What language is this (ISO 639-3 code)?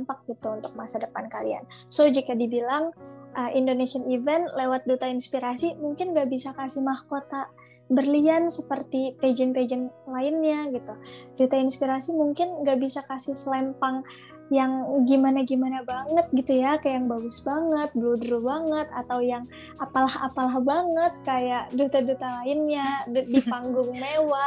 ind